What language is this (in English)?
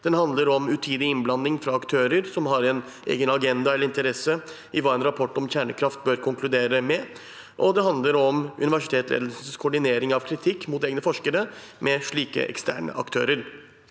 Norwegian